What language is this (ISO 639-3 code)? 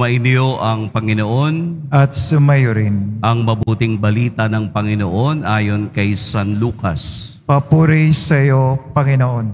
fil